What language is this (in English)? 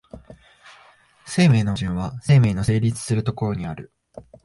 Japanese